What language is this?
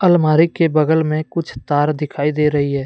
Hindi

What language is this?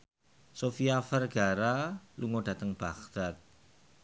Javanese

